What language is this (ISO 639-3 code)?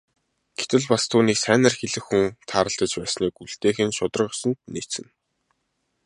mon